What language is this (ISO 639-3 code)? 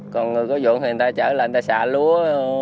vie